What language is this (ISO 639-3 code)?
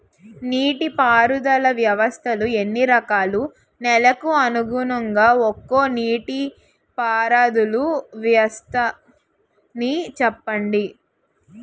tel